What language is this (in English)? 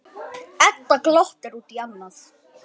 Icelandic